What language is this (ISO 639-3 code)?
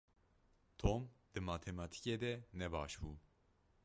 kur